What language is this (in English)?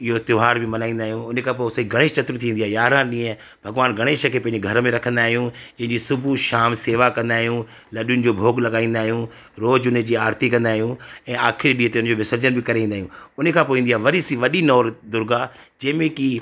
Sindhi